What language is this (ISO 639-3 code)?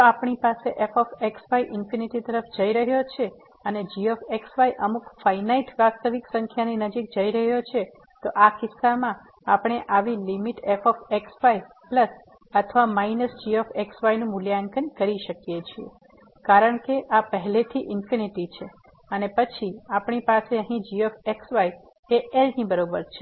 guj